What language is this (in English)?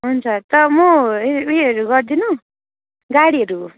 Nepali